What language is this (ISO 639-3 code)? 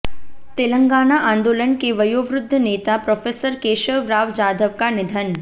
hin